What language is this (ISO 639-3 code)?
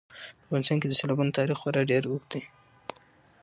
pus